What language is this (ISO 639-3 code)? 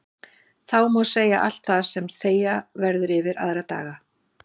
isl